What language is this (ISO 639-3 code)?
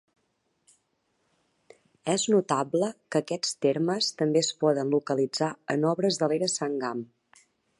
cat